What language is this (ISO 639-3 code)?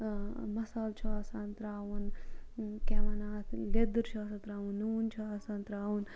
kas